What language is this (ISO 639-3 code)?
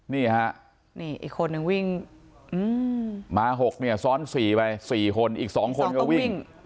tha